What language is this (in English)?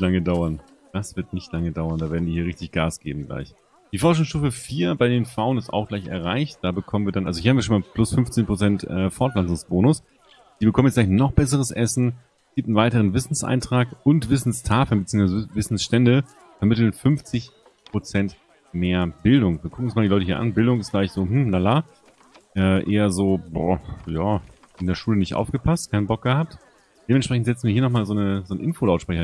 German